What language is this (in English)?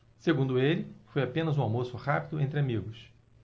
Portuguese